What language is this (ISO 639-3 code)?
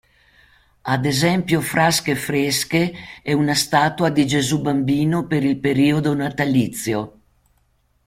ita